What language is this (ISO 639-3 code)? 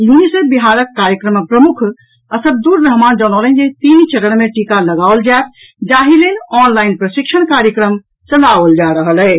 mai